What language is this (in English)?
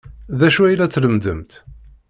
Kabyle